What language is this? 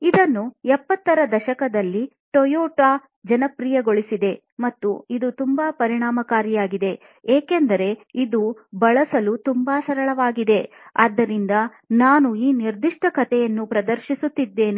Kannada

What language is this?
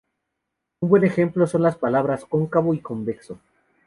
Spanish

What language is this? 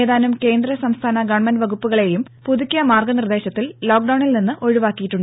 Malayalam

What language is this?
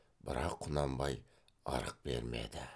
Kazakh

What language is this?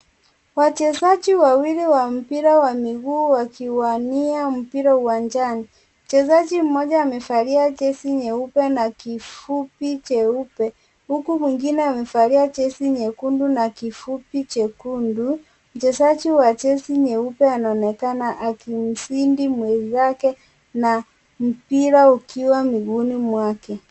Swahili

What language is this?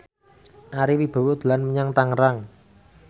Javanese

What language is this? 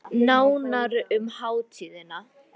Icelandic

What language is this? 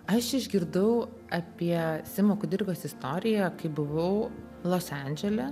Lithuanian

